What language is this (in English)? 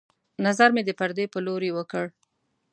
Pashto